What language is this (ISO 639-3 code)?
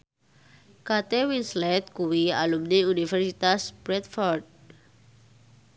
jav